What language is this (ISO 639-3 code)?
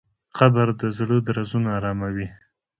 pus